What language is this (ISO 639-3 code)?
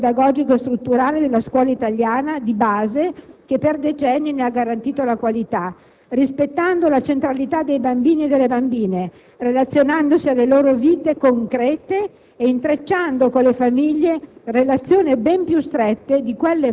ita